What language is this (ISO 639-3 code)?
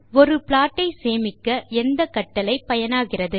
tam